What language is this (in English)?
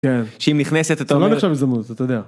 Hebrew